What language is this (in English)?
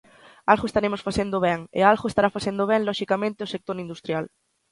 Galician